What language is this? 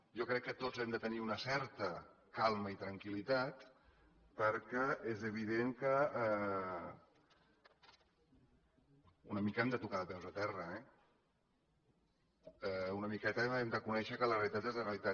Catalan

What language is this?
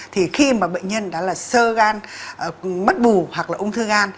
Vietnamese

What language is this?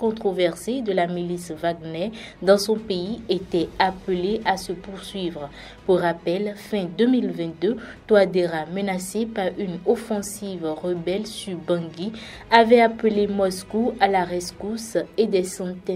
French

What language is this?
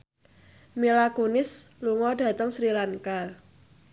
Javanese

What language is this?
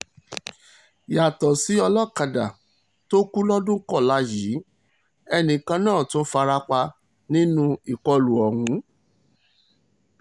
Yoruba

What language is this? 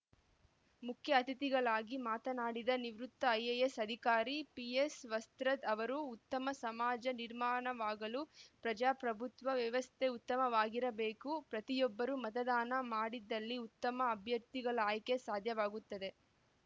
Kannada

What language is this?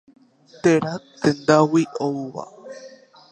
Guarani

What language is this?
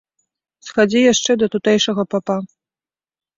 Belarusian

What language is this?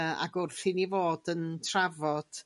Welsh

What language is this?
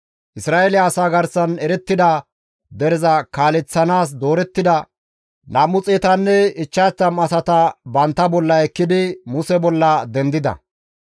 Gamo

